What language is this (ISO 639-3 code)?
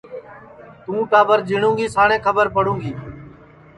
ssi